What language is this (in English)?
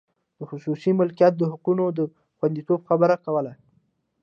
Pashto